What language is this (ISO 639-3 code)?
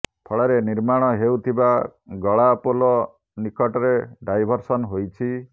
ori